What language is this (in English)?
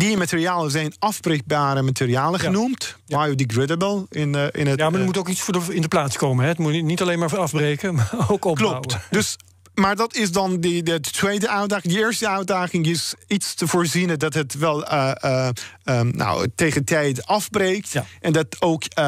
Dutch